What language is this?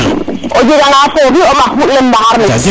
Serer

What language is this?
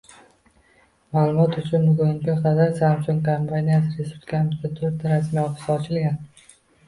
Uzbek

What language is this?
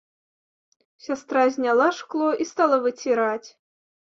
Belarusian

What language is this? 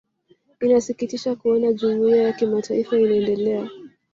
Swahili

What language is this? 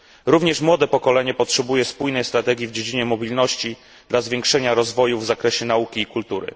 Polish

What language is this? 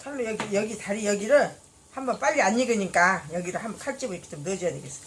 Korean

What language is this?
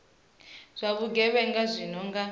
Venda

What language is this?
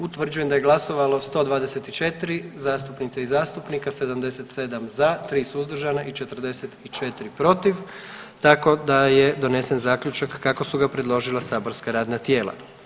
Croatian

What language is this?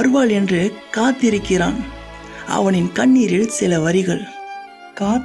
Tamil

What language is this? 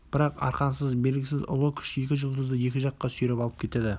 Kazakh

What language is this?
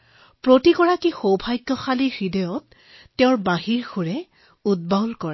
Assamese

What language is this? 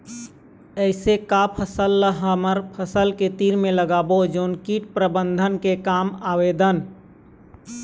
Chhattisgarhi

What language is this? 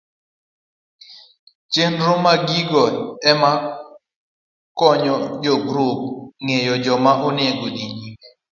Luo (Kenya and Tanzania)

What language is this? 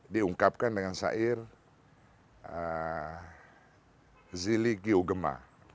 Indonesian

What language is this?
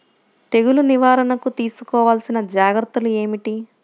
Telugu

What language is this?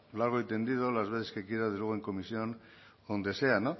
Spanish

